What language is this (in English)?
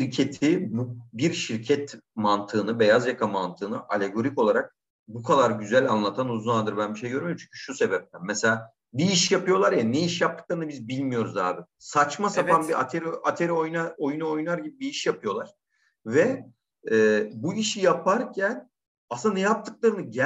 Turkish